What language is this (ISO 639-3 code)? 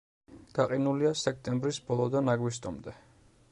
kat